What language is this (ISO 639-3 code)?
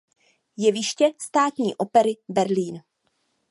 ces